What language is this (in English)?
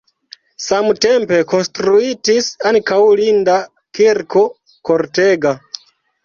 Esperanto